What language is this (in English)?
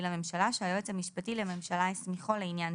Hebrew